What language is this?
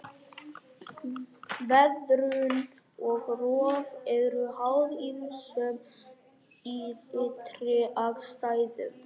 Icelandic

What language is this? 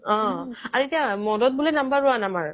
Assamese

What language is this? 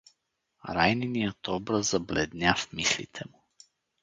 Bulgarian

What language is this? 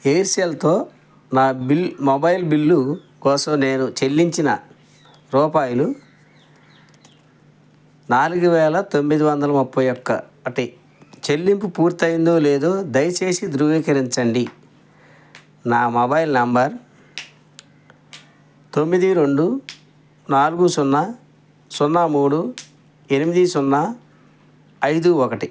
Telugu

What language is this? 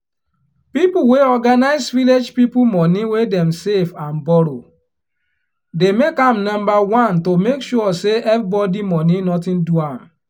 Nigerian Pidgin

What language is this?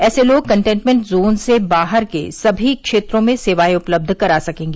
Hindi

